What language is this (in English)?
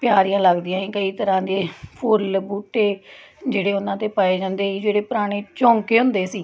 Punjabi